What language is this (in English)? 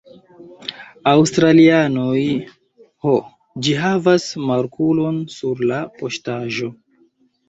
Esperanto